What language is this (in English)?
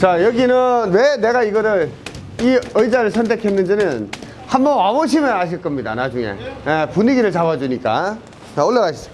Korean